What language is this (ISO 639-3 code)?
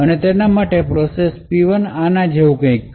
guj